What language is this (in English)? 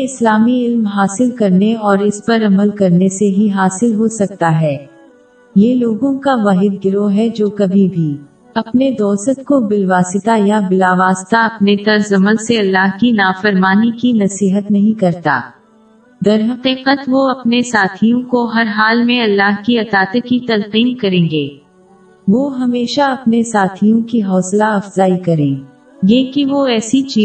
Urdu